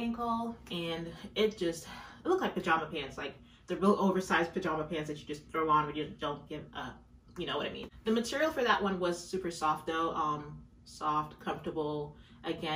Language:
English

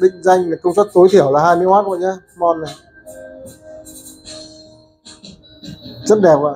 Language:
Vietnamese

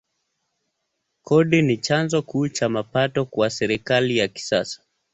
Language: Swahili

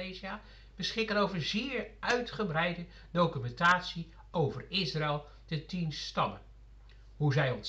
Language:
Dutch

